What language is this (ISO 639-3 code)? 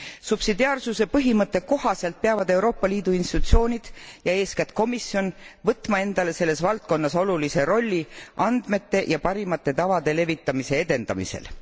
est